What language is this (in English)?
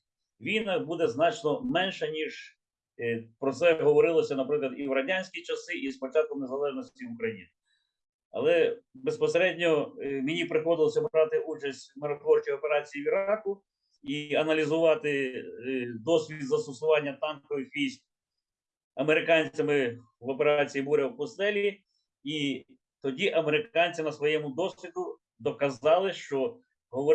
Ukrainian